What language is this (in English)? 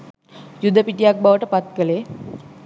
Sinhala